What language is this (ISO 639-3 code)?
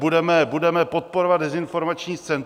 ces